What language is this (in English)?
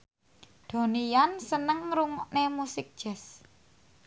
Javanese